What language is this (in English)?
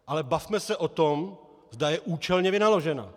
Czech